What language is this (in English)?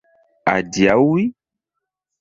Esperanto